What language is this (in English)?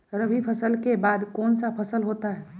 Magahi